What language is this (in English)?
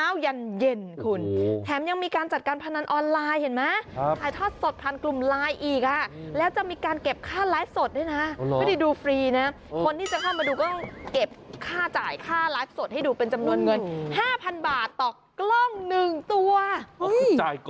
Thai